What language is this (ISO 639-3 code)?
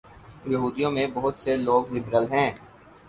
urd